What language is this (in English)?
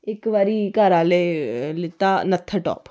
Dogri